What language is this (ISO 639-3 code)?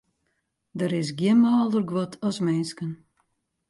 fry